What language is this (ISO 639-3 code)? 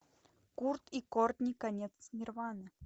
rus